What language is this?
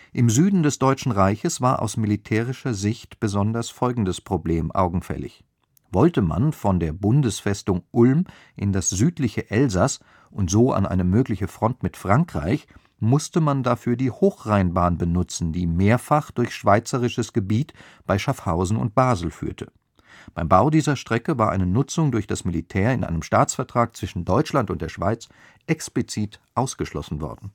German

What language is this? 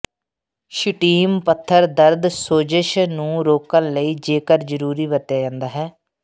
Punjabi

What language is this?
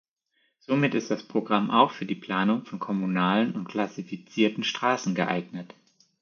German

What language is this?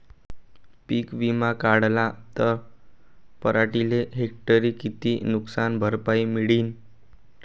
Marathi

